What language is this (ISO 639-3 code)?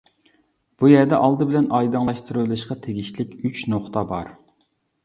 uig